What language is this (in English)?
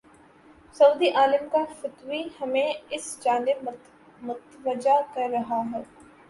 Urdu